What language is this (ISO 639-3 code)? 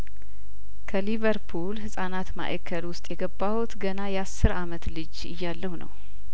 amh